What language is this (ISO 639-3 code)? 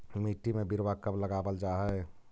mag